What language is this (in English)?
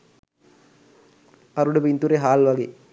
Sinhala